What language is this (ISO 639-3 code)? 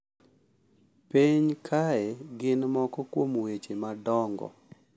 luo